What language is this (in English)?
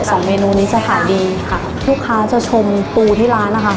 Thai